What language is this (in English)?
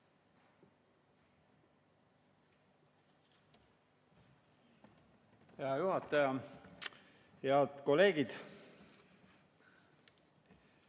Estonian